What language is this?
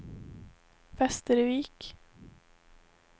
Swedish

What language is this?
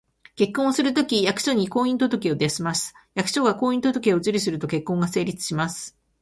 Japanese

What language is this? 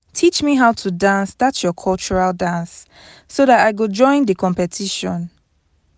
Nigerian Pidgin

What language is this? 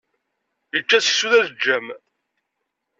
Kabyle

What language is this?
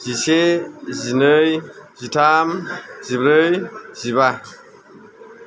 Bodo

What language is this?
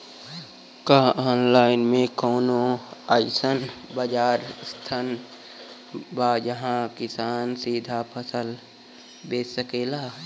Bhojpuri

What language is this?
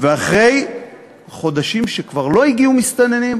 Hebrew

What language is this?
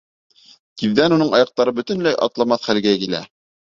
Bashkir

